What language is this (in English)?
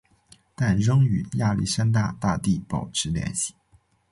Chinese